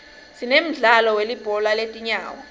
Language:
Swati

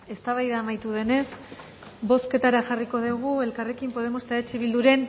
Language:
Basque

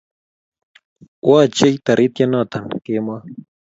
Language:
Kalenjin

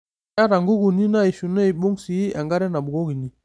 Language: Masai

